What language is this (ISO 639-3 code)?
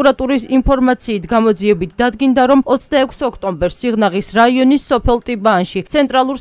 ron